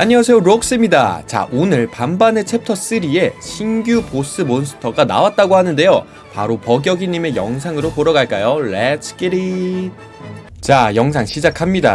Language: Korean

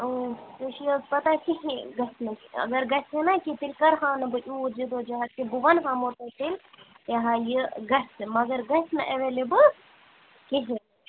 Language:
Kashmiri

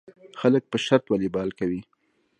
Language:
Pashto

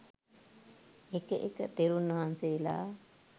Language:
Sinhala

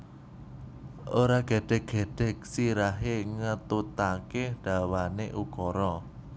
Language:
Javanese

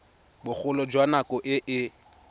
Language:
Tswana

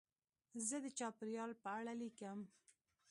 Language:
Pashto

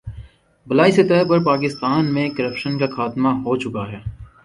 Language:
Urdu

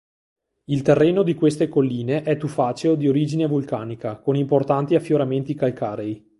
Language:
Italian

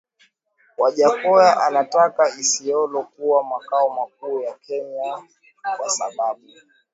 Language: Swahili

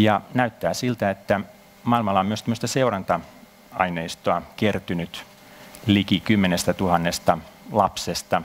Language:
Finnish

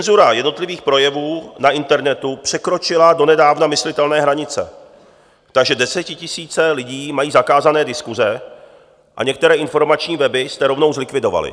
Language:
Czech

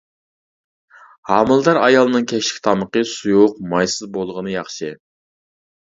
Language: Uyghur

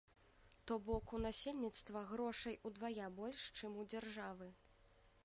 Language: Belarusian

